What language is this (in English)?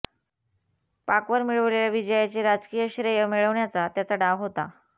Marathi